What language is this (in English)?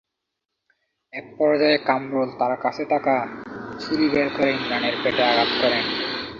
Bangla